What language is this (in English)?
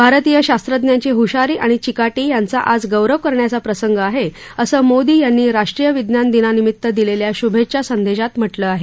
Marathi